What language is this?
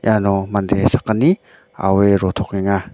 Garo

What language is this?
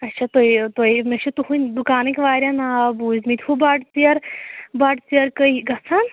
Kashmiri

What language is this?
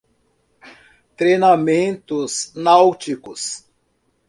Portuguese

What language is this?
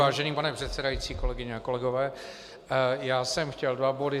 Czech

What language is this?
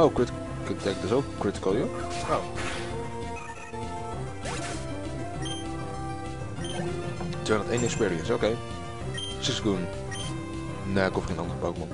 Dutch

